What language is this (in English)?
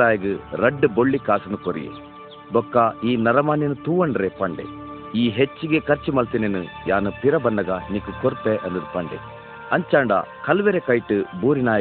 Marathi